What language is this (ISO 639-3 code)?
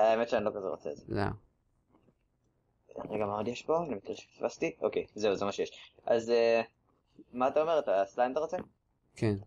heb